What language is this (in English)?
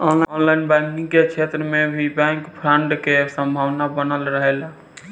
Bhojpuri